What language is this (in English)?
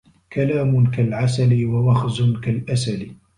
Arabic